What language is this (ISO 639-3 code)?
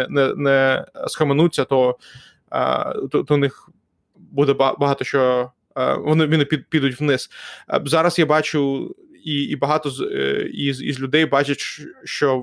ukr